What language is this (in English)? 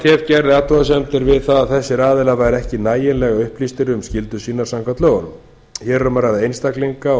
Icelandic